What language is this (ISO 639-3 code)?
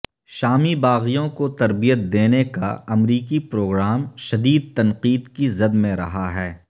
urd